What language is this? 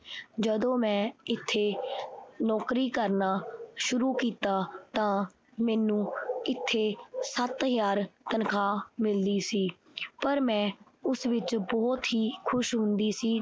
Punjabi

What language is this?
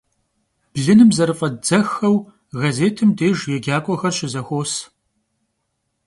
Kabardian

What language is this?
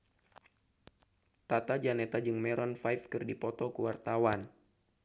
Sundanese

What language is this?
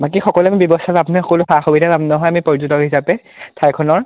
Assamese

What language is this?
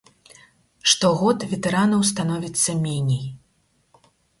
Belarusian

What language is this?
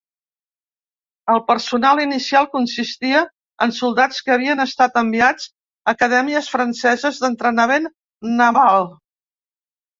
Catalan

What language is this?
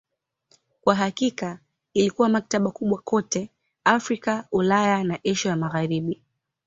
Swahili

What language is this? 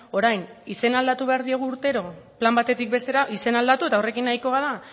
Basque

